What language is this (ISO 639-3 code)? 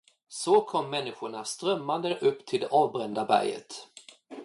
swe